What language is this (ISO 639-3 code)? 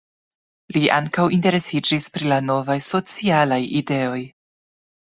epo